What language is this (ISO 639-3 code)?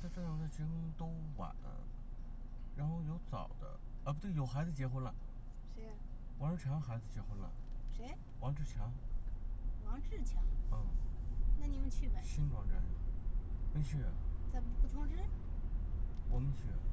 zho